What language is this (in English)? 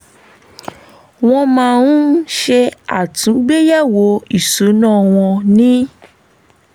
Yoruba